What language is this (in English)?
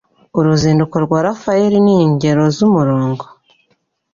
Kinyarwanda